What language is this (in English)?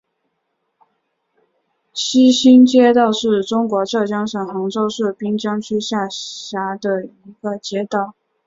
Chinese